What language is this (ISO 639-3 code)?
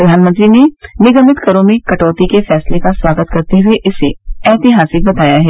hin